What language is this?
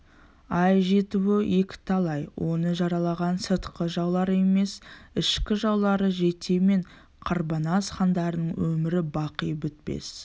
Kazakh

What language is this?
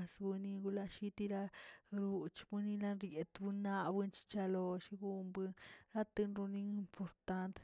Tilquiapan Zapotec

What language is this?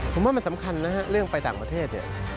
Thai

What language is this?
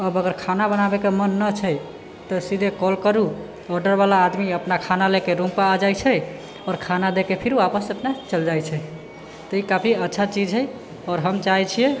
Maithili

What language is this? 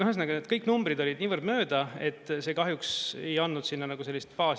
Estonian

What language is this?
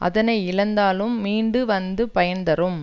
Tamil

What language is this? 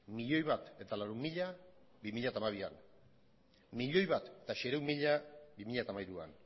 Basque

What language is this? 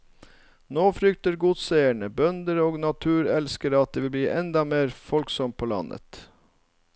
Norwegian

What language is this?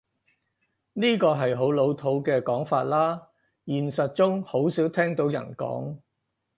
Cantonese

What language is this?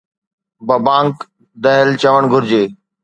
Sindhi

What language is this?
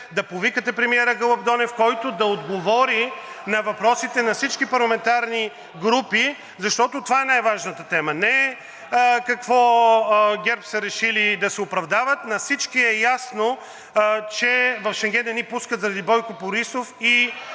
Bulgarian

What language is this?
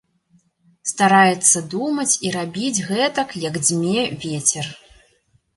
Belarusian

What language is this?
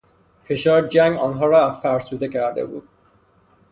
Persian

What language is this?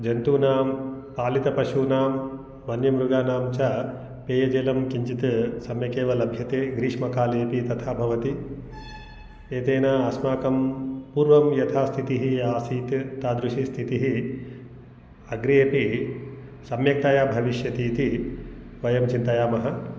Sanskrit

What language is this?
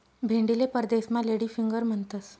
Marathi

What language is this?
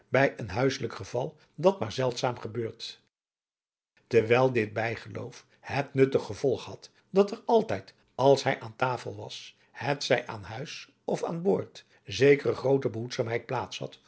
Dutch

